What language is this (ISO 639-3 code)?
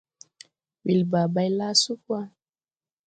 tui